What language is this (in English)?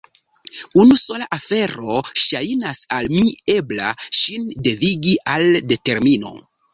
Esperanto